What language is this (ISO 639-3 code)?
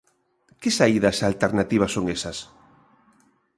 glg